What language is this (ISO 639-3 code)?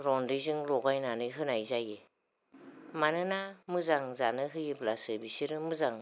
brx